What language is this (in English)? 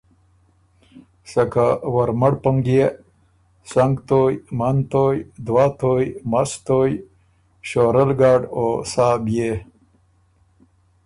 Ormuri